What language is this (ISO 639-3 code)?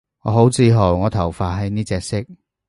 yue